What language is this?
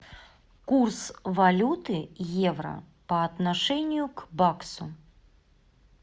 Russian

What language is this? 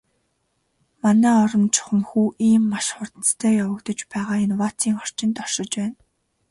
Mongolian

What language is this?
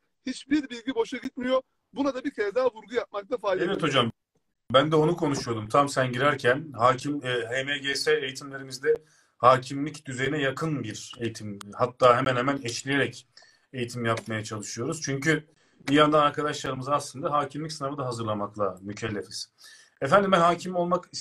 Turkish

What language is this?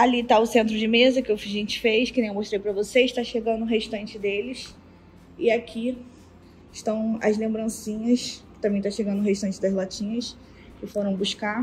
Portuguese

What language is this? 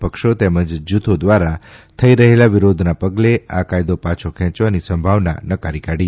Gujarati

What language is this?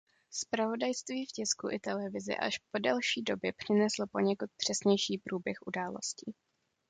Czech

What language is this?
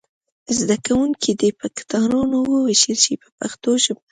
Pashto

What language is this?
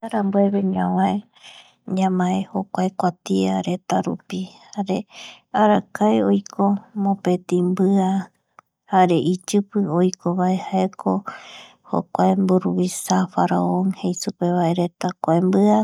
Eastern Bolivian Guaraní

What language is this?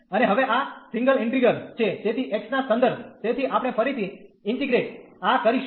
Gujarati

